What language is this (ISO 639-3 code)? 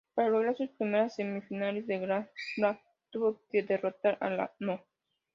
spa